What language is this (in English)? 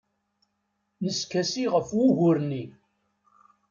Kabyle